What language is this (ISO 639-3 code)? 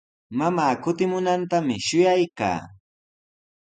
qws